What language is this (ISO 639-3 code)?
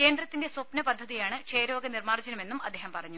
mal